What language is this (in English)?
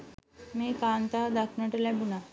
Sinhala